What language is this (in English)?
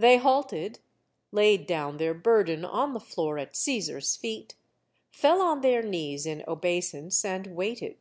English